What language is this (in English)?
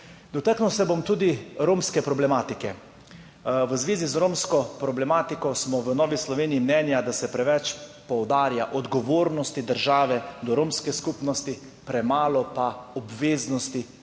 Slovenian